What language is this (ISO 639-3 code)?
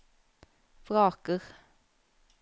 nor